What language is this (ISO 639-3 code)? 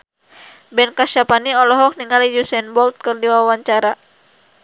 sun